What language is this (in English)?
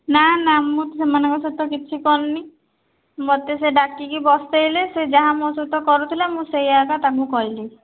Odia